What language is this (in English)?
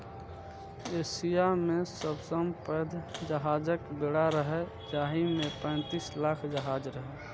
Maithili